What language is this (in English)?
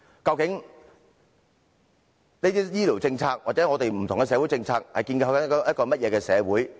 Cantonese